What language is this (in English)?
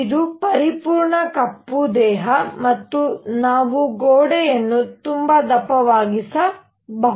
Kannada